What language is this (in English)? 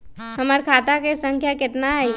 Magahi